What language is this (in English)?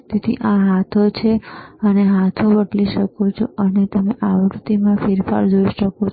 Gujarati